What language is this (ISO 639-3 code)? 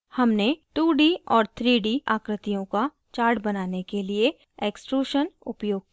hin